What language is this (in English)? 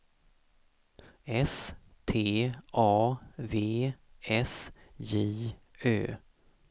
Swedish